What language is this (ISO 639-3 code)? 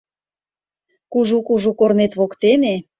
chm